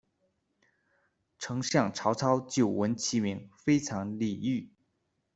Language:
Chinese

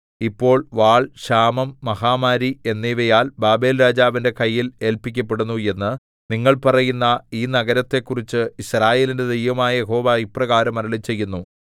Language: Malayalam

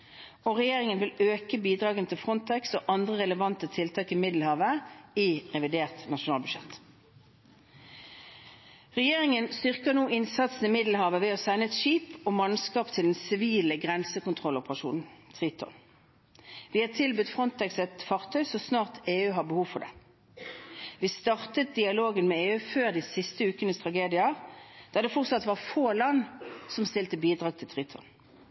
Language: Norwegian Bokmål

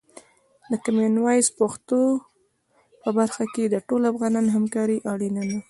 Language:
Pashto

